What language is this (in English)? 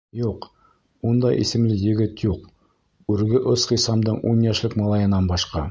Bashkir